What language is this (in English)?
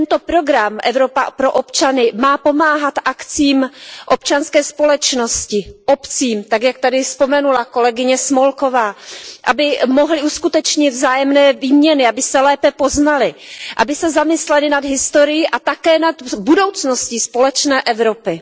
Czech